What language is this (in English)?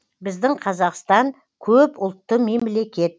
Kazakh